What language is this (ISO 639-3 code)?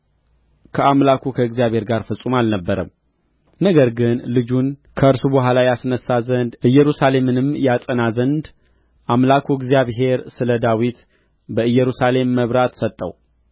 amh